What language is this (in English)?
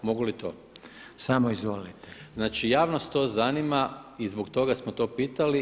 Croatian